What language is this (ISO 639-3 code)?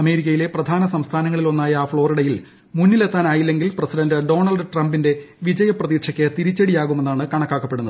mal